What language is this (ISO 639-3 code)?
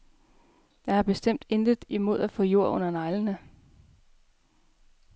dan